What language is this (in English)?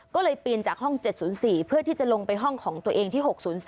Thai